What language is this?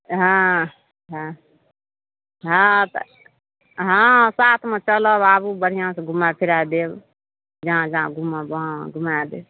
Maithili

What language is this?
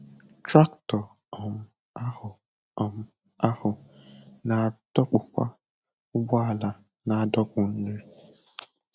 Igbo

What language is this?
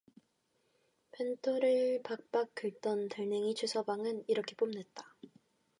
Korean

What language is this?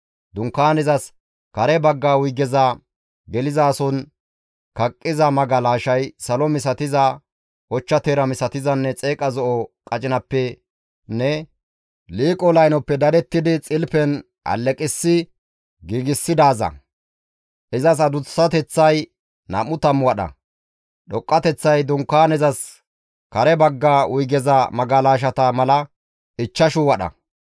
Gamo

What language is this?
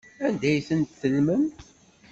Kabyle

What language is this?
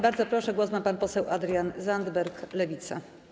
Polish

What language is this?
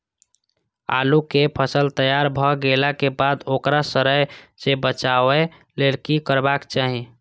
Maithili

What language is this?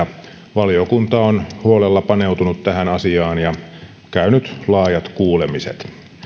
Finnish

